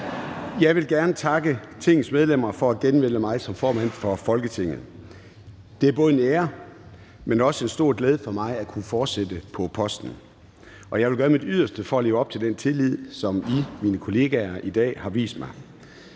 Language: Danish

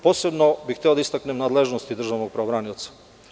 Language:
Serbian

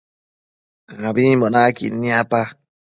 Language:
Matsés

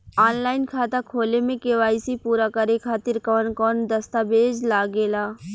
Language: Bhojpuri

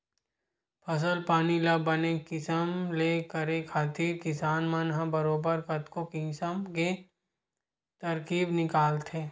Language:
Chhattisgarhi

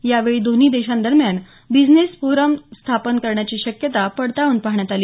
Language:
Marathi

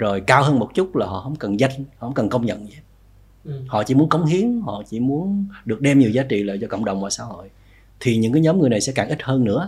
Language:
Vietnamese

